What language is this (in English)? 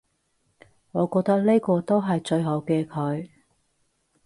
Cantonese